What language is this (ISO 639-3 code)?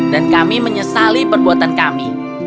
ind